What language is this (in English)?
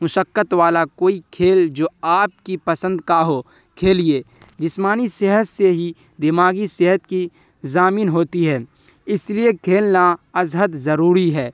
Urdu